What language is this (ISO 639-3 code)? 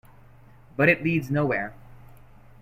eng